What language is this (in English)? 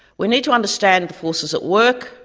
English